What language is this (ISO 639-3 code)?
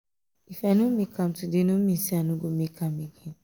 pcm